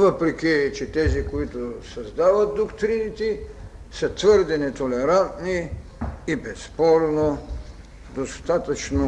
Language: Bulgarian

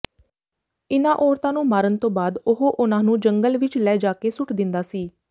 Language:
Punjabi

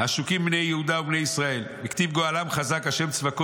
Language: Hebrew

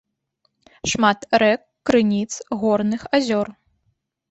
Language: Belarusian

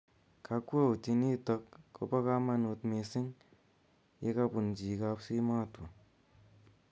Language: Kalenjin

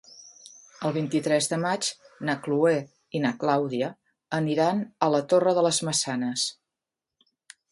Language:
Catalan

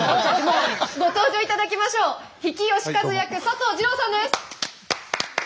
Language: Japanese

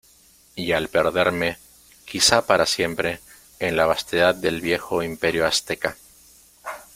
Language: Spanish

